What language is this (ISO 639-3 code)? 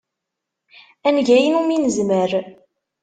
kab